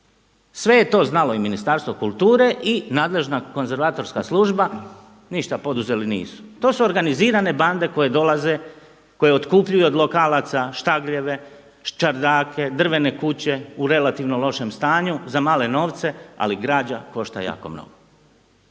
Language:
Croatian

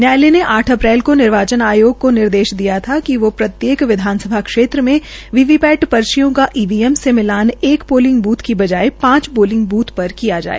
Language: Hindi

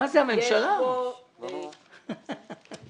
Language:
Hebrew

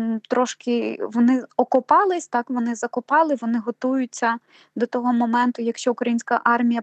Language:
Ukrainian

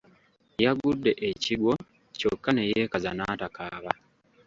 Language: Ganda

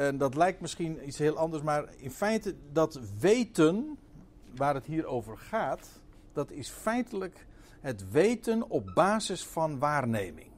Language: Dutch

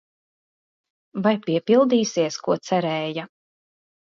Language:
Latvian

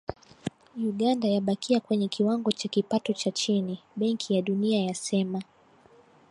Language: Swahili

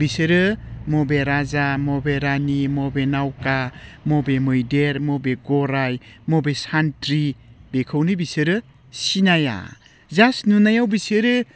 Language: Bodo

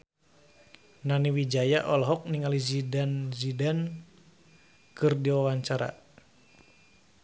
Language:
Sundanese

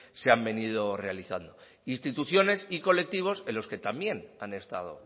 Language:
Spanish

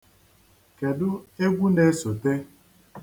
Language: Igbo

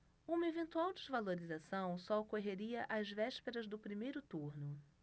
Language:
Portuguese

